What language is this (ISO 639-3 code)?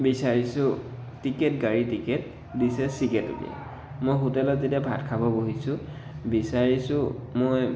asm